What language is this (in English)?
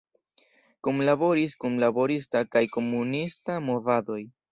Esperanto